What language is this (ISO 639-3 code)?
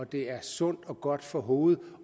dan